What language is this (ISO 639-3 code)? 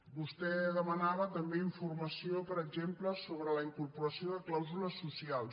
cat